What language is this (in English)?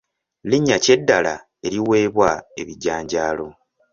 Ganda